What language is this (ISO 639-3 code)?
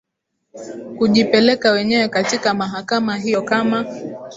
swa